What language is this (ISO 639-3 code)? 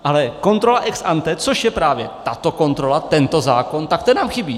ces